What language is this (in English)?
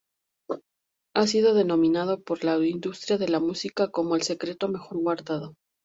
Spanish